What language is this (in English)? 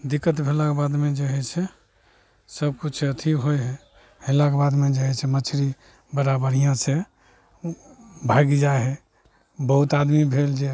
Maithili